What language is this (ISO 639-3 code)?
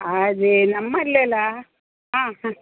kan